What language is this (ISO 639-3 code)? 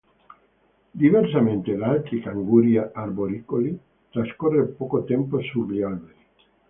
ita